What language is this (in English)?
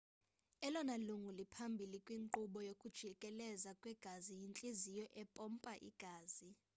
Xhosa